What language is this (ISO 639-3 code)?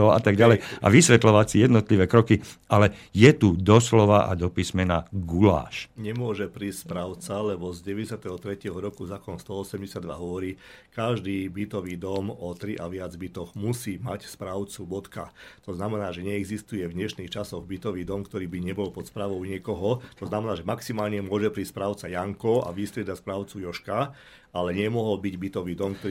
slk